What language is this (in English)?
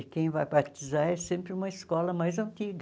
Portuguese